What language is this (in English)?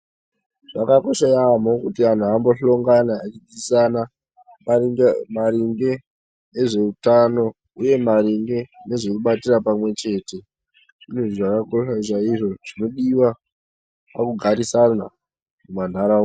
Ndau